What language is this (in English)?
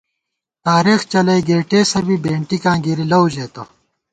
Gawar-Bati